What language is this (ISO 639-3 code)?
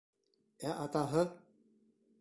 bak